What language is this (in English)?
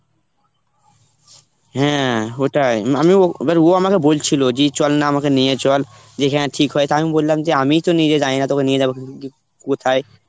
Bangla